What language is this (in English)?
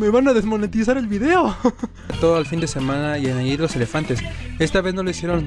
Spanish